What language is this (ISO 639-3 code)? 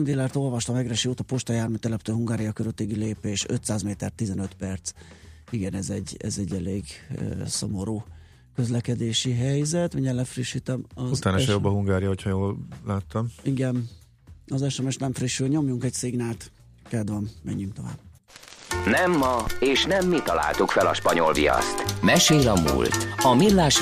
hun